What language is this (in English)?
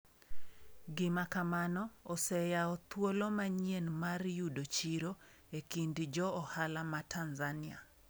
Luo (Kenya and Tanzania)